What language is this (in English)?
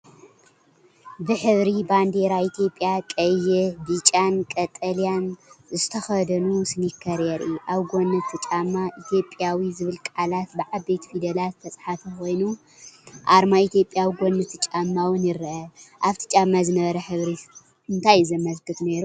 Tigrinya